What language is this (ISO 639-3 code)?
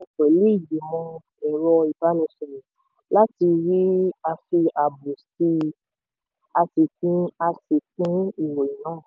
yor